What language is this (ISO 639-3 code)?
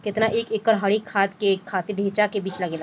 bho